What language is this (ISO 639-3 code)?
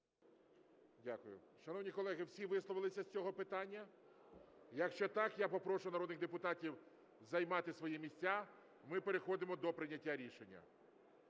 ukr